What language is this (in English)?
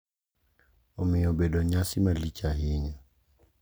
Luo (Kenya and Tanzania)